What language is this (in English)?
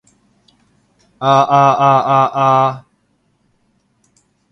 Cantonese